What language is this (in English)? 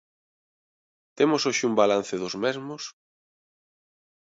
Galician